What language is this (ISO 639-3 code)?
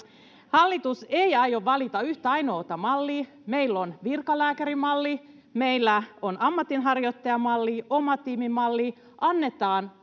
fin